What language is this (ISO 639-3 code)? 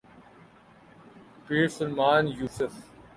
urd